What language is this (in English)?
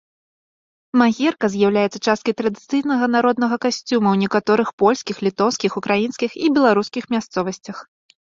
Belarusian